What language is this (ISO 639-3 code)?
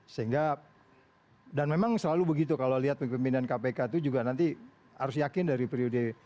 ind